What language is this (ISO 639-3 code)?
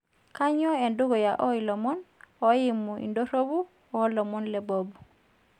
mas